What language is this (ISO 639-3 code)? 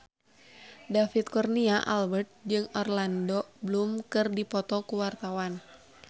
sun